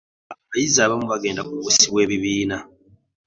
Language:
Ganda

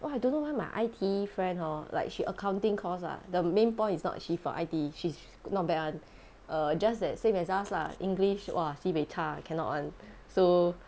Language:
English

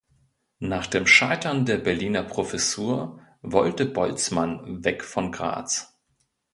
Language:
German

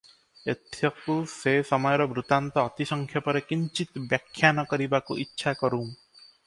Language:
Odia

